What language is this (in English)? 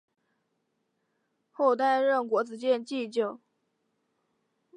Chinese